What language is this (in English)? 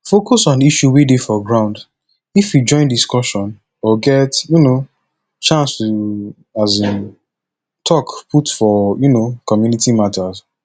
Nigerian Pidgin